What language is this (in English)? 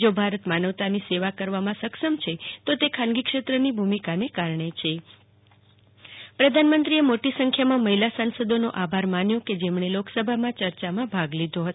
Gujarati